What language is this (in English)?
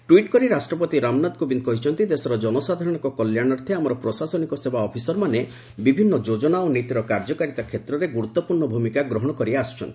Odia